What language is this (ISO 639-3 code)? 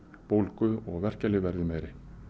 isl